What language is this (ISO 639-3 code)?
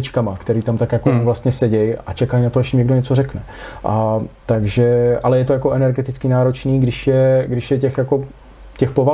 ces